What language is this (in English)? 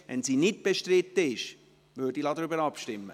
Swiss German